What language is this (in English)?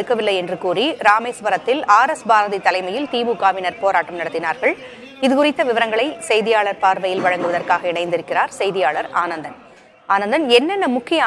Tamil